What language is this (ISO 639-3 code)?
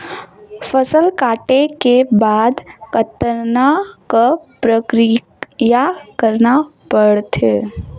hne